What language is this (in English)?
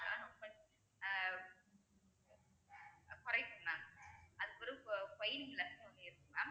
Tamil